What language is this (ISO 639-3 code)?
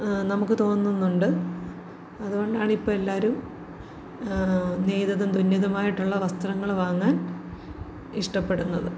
mal